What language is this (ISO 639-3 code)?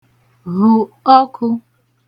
ibo